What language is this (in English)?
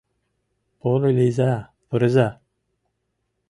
Mari